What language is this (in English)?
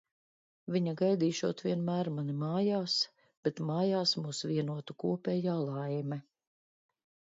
Latvian